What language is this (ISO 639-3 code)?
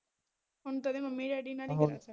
pan